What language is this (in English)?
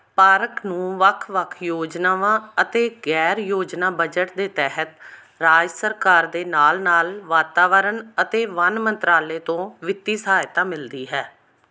Punjabi